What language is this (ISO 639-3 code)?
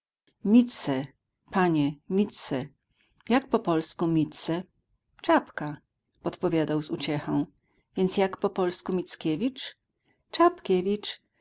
pol